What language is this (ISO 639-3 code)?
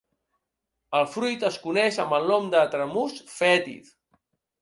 cat